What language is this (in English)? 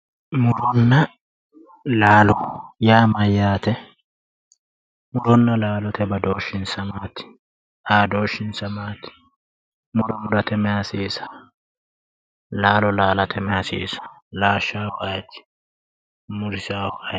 Sidamo